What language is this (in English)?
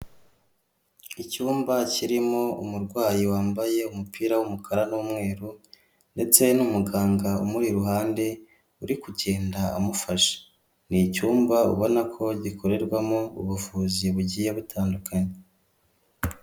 Kinyarwanda